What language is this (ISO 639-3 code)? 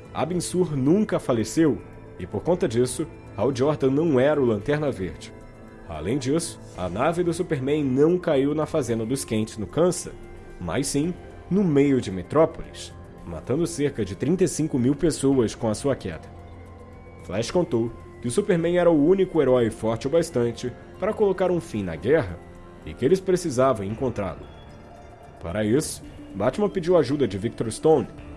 por